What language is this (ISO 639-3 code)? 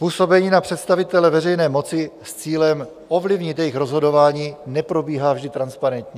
ces